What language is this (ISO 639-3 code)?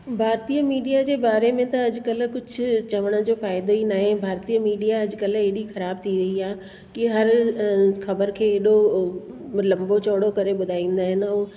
snd